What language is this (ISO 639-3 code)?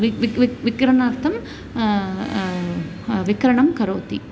san